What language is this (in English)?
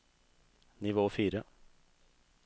Norwegian